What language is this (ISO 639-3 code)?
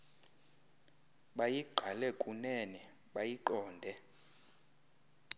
xho